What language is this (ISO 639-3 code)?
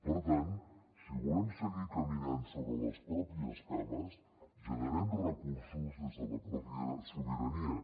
cat